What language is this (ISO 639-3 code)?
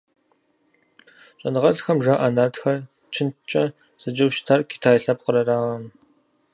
kbd